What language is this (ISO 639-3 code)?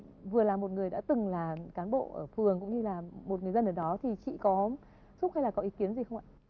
vie